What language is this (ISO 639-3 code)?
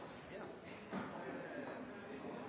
nob